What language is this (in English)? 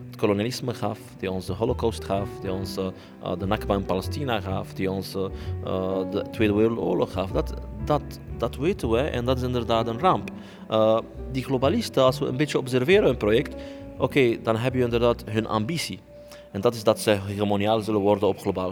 Dutch